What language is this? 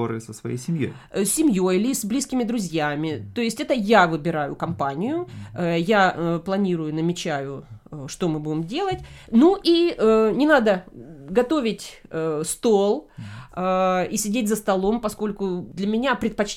Russian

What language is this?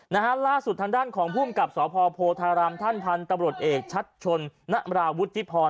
Thai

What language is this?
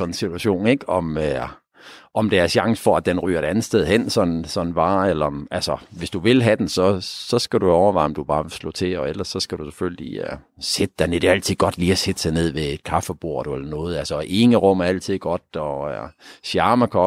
Danish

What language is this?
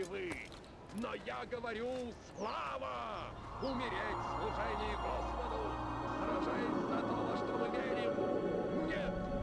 Russian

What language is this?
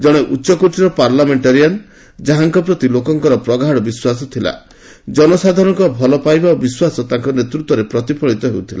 Odia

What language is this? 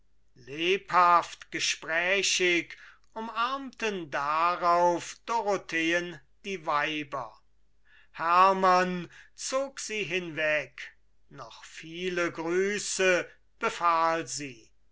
German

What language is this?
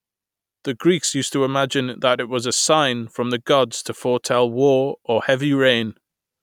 English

